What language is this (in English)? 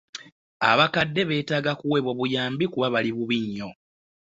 Ganda